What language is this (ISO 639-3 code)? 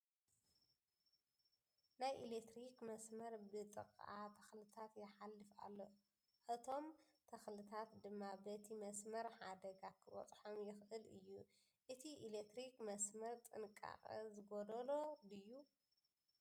tir